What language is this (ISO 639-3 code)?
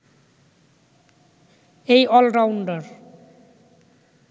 ben